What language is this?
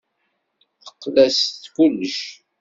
Kabyle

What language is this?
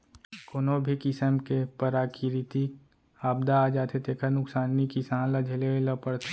Chhattisgarhi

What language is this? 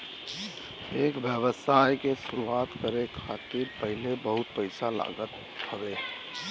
Bhojpuri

